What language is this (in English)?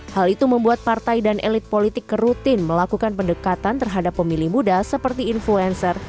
Indonesian